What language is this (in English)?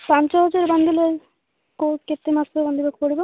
Odia